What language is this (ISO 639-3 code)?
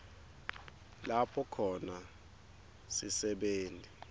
ssw